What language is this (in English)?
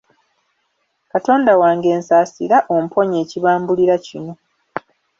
Ganda